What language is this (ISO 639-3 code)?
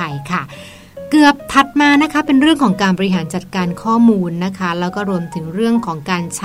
tha